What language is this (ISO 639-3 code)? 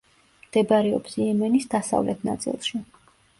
kat